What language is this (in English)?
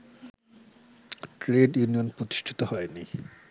Bangla